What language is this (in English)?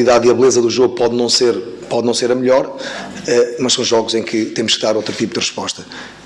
Portuguese